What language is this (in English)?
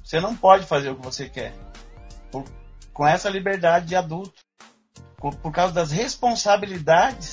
Portuguese